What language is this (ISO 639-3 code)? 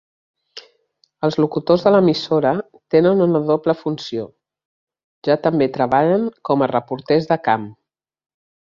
cat